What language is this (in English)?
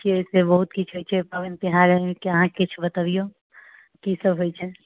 Maithili